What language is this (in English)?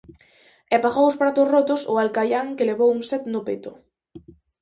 Galician